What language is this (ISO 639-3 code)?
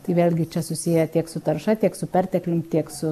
lit